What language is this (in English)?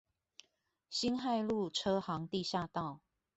Chinese